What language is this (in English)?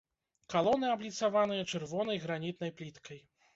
Belarusian